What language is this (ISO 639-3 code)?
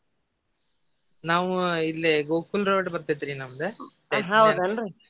kan